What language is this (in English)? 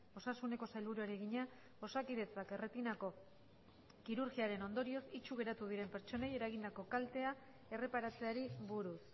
Basque